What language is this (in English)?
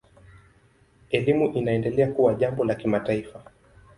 Swahili